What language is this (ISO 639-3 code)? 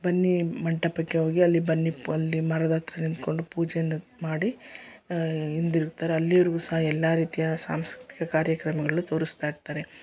kan